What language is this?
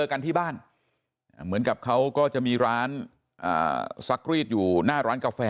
Thai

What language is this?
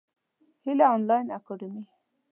Pashto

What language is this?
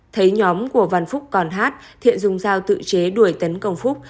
Vietnamese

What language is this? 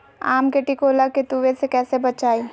Magahi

